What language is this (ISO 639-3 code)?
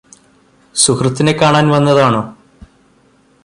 mal